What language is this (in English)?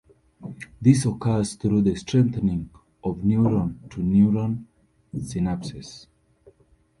English